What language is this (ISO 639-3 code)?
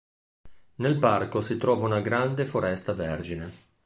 ita